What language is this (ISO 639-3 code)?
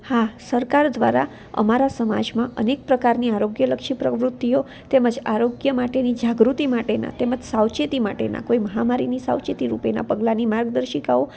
guj